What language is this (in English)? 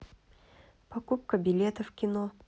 Russian